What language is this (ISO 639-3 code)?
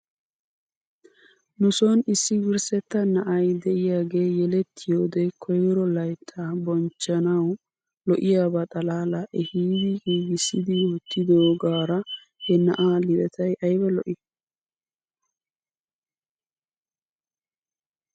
wal